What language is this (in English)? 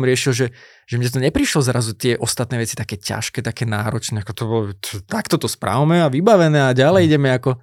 Slovak